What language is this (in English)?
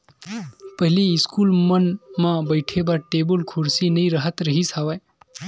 Chhattisgarhi